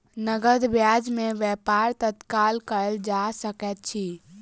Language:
Maithili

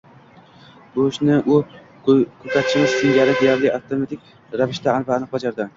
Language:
Uzbek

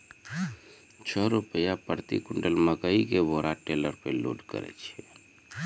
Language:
Maithili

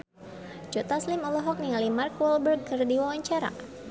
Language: Sundanese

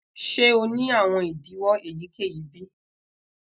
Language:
Yoruba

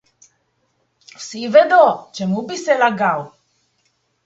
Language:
Slovenian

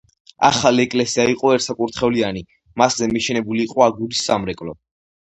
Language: Georgian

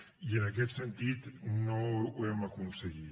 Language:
Catalan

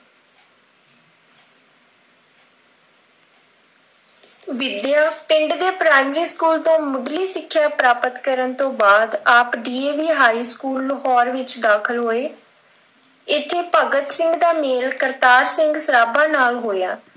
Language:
Punjabi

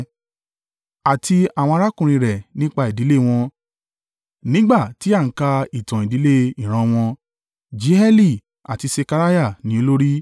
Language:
Yoruba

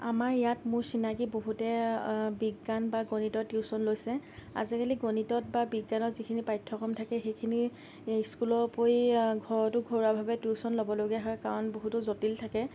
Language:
Assamese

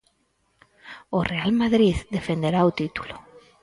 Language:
Galician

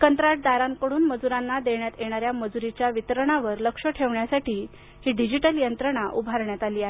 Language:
Marathi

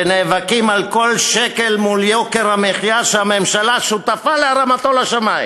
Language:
Hebrew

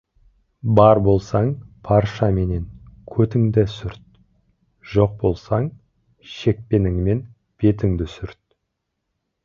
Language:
Kazakh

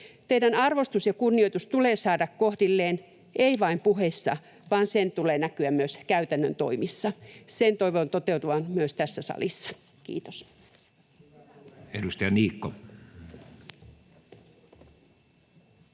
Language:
Finnish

